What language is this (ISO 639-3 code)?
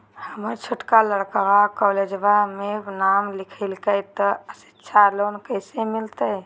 mag